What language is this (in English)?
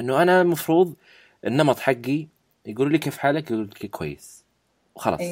Arabic